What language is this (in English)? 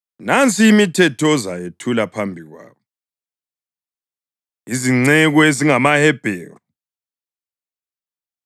North Ndebele